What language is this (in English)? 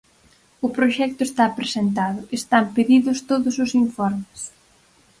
Galician